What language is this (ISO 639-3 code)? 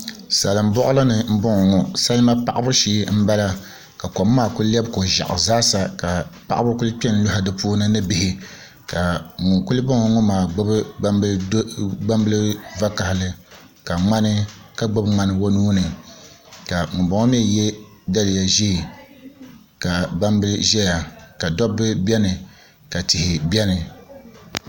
dag